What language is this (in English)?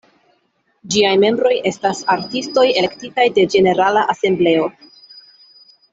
Esperanto